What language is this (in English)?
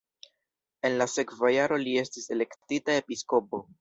Esperanto